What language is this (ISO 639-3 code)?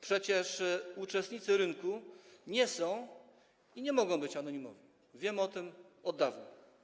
pol